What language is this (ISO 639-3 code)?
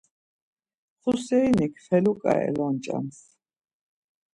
lzz